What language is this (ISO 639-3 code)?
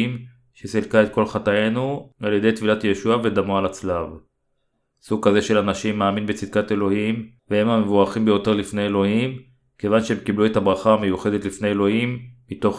heb